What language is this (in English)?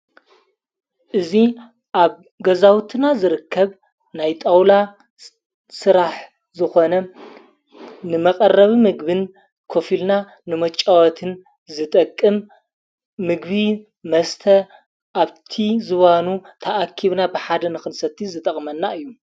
Tigrinya